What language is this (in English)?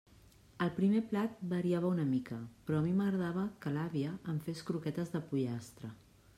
Catalan